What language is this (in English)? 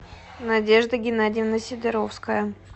Russian